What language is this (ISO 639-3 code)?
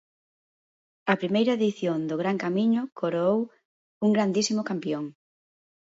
glg